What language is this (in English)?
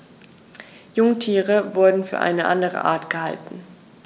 German